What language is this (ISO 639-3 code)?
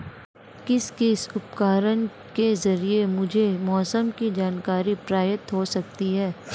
hin